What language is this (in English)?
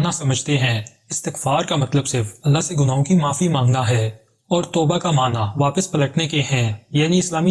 Hindi